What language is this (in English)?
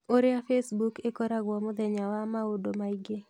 Kikuyu